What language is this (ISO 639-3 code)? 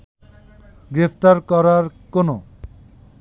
ben